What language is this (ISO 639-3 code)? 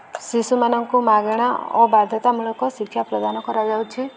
ori